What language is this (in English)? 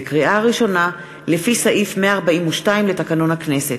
Hebrew